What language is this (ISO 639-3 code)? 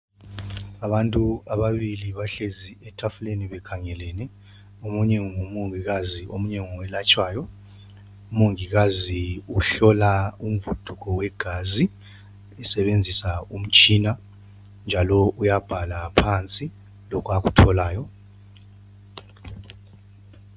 nde